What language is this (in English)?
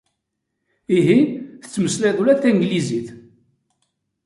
Kabyle